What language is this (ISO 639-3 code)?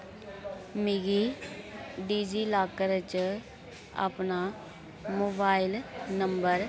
doi